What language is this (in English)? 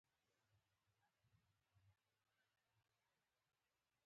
Pashto